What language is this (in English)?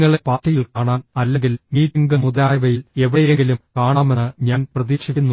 Malayalam